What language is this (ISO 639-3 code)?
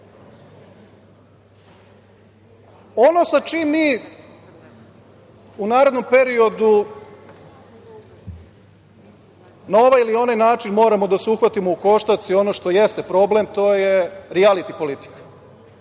srp